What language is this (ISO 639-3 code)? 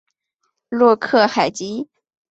zho